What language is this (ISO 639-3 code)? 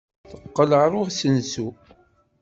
kab